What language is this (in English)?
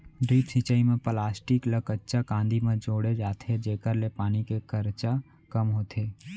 Chhattisgarhi